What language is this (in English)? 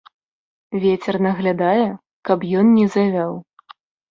Belarusian